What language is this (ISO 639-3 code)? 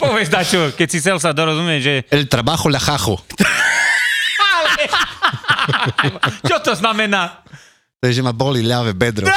slk